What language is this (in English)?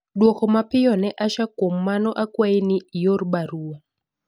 Luo (Kenya and Tanzania)